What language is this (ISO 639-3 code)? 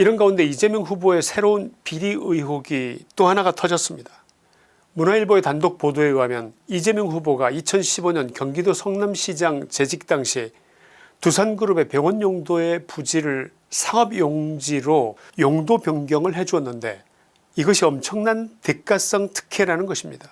kor